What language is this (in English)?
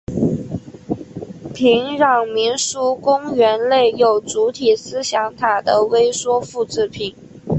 Chinese